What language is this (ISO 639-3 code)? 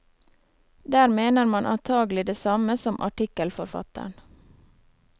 nor